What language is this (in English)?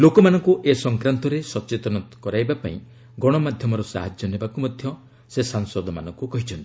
Odia